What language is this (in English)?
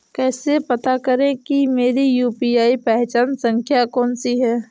Hindi